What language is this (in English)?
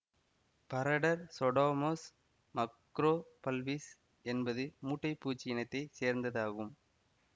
Tamil